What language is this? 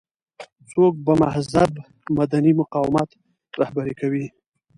Pashto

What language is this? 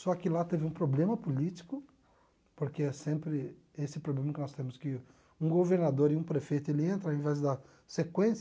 Portuguese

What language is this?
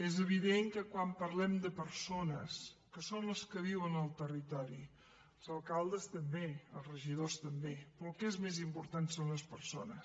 Catalan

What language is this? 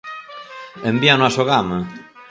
Galician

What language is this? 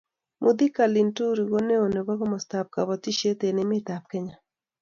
Kalenjin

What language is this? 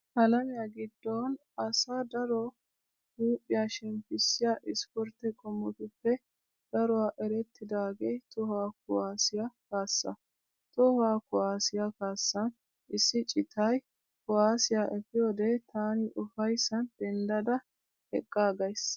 Wolaytta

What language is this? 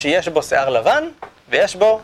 Hebrew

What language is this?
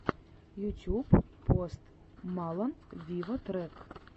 Russian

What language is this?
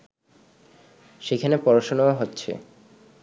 Bangla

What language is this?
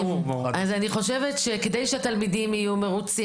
Hebrew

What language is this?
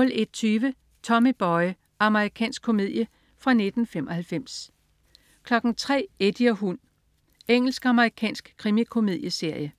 Danish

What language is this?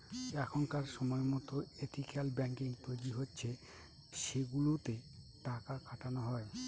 Bangla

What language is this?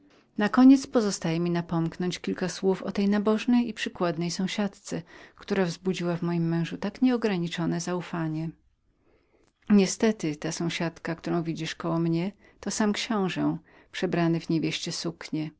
Polish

